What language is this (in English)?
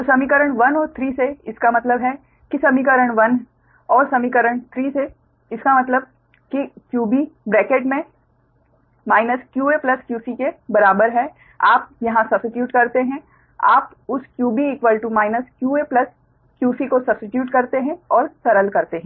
Hindi